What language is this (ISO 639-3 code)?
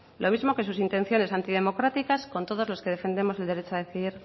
spa